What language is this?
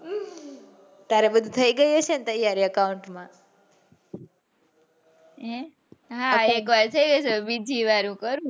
Gujarati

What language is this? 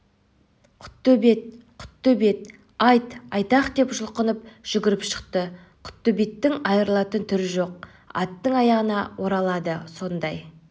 Kazakh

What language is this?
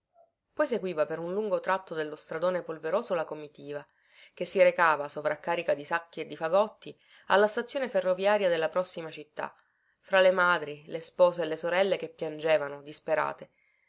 Italian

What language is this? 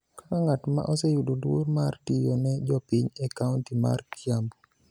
Luo (Kenya and Tanzania)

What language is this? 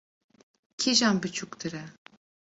Kurdish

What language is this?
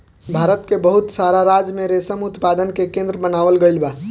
Bhojpuri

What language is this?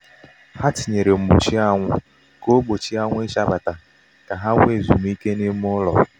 Igbo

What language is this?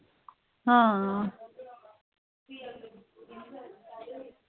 Dogri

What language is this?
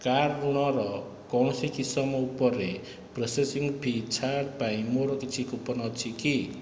Odia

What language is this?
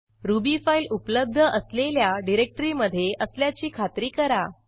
Marathi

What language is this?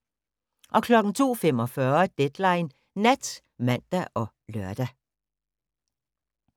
Danish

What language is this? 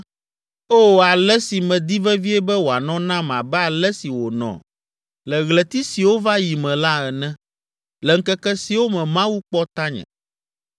Ewe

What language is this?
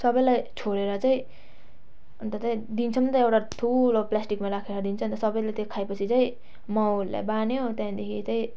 Nepali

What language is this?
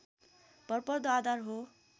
Nepali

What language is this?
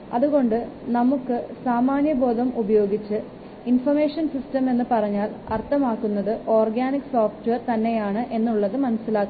Malayalam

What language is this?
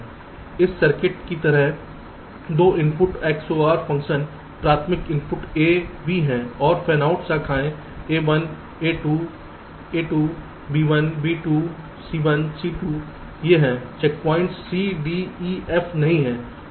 Hindi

